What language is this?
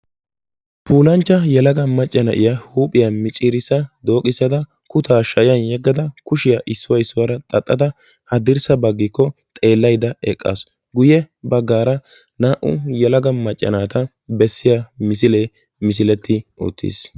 Wolaytta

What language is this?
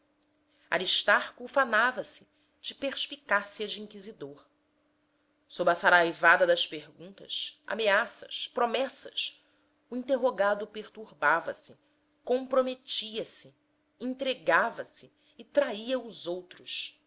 Portuguese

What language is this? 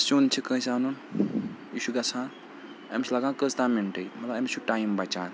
Kashmiri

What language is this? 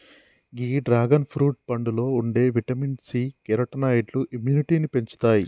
Telugu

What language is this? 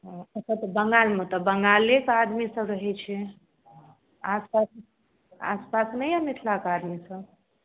Maithili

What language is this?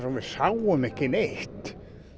Icelandic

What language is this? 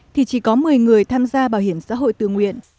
Vietnamese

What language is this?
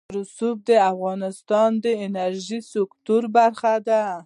Pashto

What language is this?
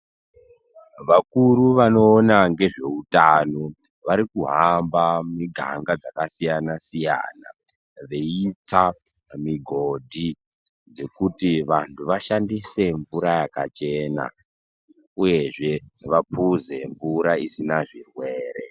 Ndau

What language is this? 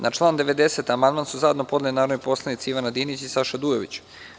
Serbian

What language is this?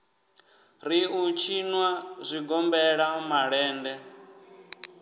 Venda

